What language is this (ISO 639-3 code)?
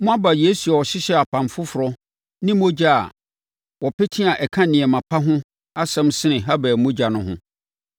aka